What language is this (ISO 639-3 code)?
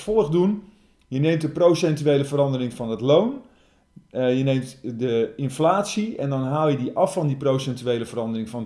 nld